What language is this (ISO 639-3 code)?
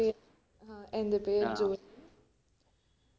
mal